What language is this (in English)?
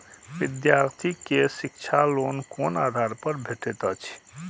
Maithili